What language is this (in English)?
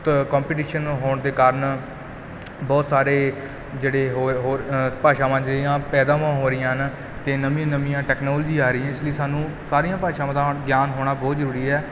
Punjabi